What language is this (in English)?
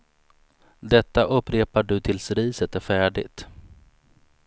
Swedish